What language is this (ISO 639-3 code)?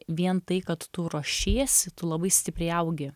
lit